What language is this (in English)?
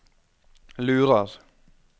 Norwegian